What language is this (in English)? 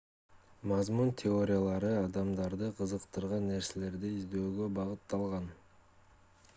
Kyrgyz